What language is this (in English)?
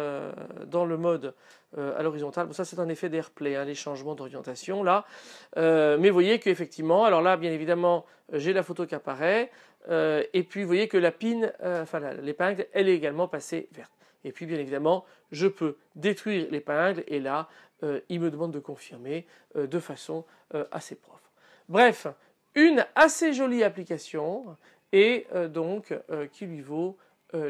French